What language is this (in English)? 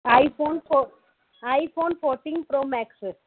Sindhi